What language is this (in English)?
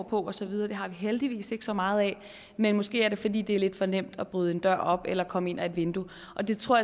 Danish